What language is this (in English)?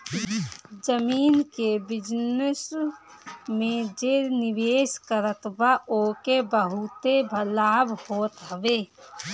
Bhojpuri